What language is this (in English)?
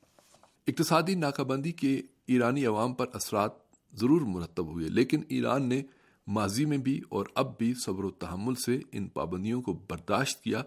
Urdu